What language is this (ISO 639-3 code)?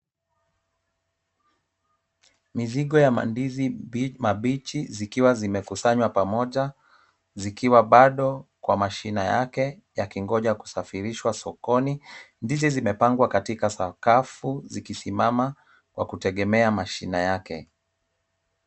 swa